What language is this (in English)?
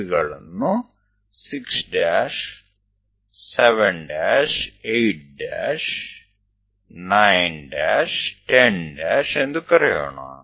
Kannada